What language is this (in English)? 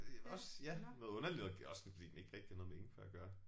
Danish